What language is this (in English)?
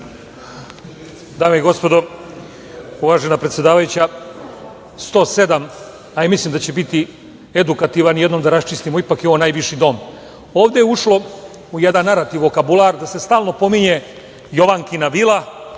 Serbian